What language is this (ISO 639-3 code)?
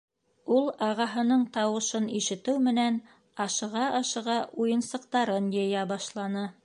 bak